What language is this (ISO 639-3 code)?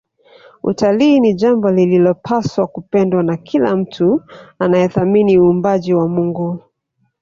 swa